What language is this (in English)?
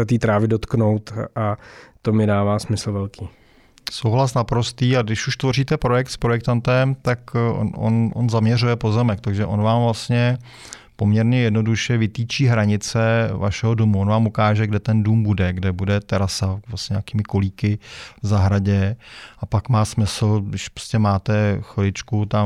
Czech